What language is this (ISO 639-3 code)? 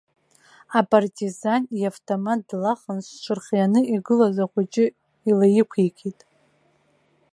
abk